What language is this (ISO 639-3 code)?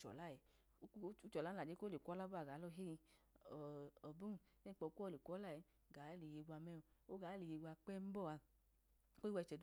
idu